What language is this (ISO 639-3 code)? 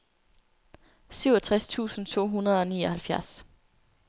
dan